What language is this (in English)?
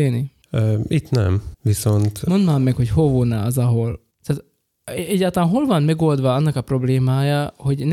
Hungarian